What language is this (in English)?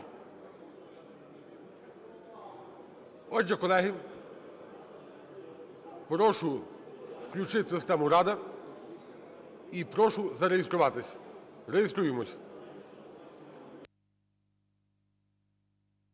Ukrainian